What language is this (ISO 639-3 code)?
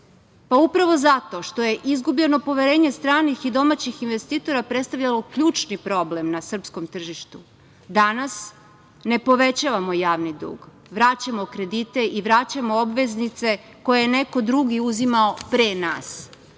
srp